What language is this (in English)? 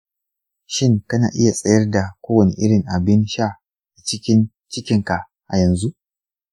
Hausa